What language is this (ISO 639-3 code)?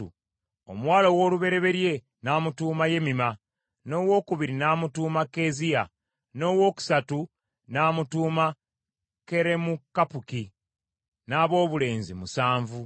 lug